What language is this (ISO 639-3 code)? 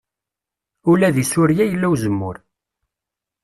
kab